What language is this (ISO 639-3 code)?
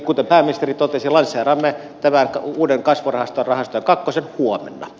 fin